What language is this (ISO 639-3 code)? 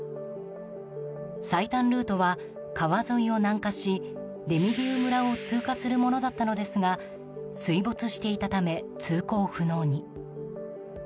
jpn